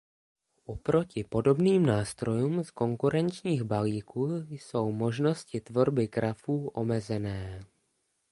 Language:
Czech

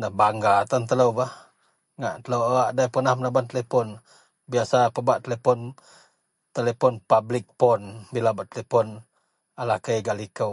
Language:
Central Melanau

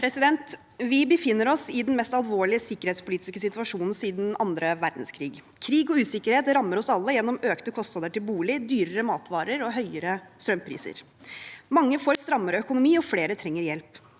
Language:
Norwegian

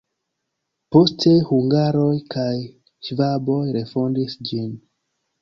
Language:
Esperanto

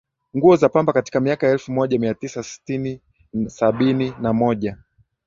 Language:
Swahili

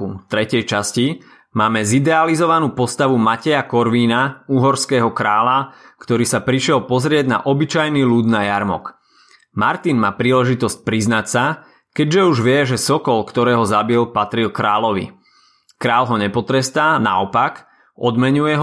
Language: Slovak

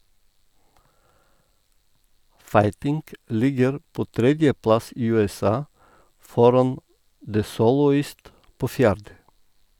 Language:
Norwegian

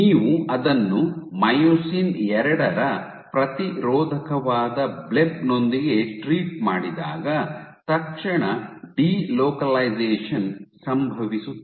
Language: Kannada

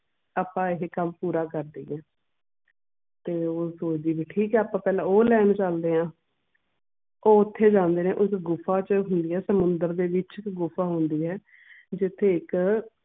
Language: Punjabi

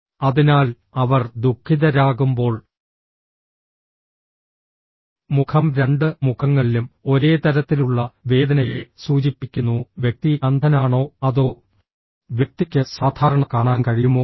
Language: Malayalam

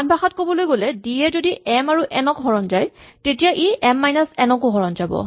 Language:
Assamese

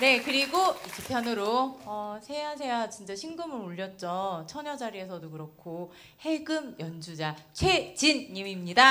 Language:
Korean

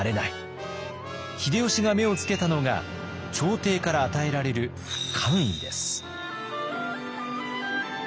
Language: Japanese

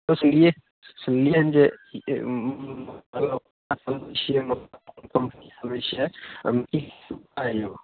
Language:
Maithili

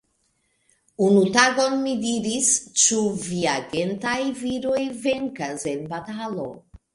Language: Esperanto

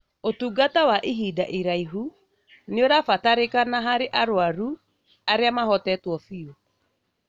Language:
Kikuyu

